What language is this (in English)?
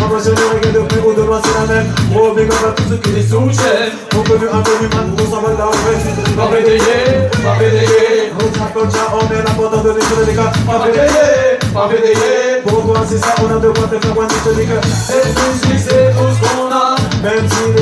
French